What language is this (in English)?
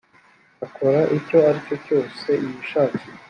Kinyarwanda